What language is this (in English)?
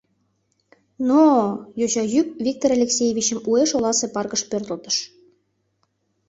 Mari